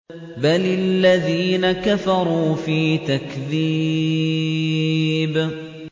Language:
Arabic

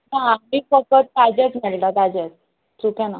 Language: Konkani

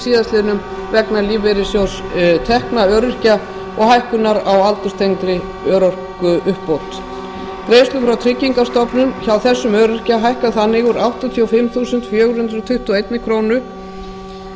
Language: Icelandic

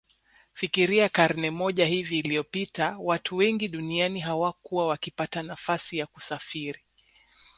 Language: Swahili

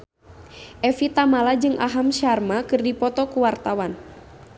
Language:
Sundanese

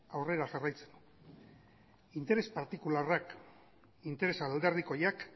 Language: Basque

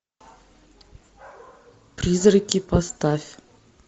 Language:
Russian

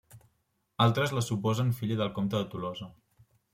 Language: Catalan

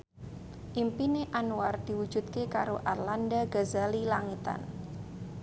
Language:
Javanese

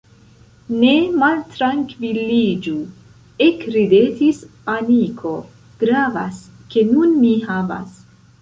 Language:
Esperanto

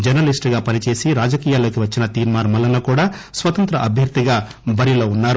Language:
Telugu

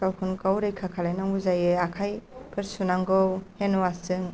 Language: Bodo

